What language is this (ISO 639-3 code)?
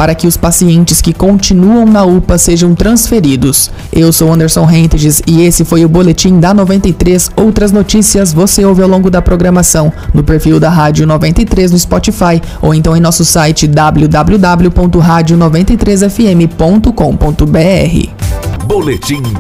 por